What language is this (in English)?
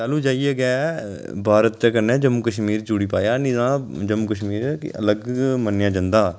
Dogri